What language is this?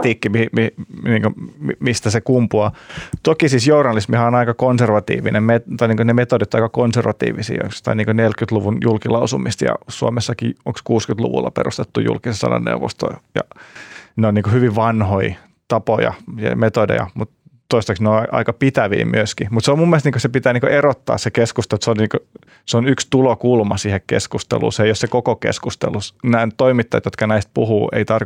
Finnish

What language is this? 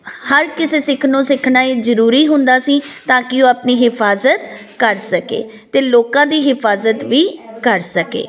Punjabi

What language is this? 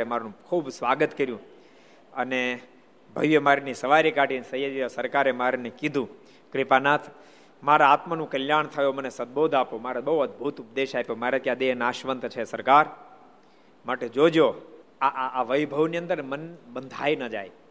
Gujarati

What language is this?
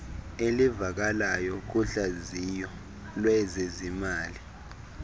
Xhosa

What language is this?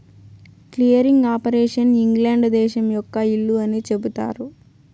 Telugu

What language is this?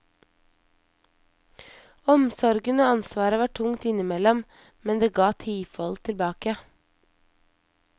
Norwegian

